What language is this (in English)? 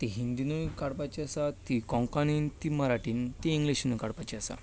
Konkani